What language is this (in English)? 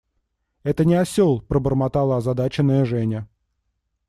Russian